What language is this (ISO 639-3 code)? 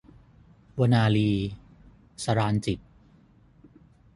tha